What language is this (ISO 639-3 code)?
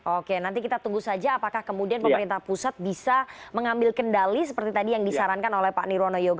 ind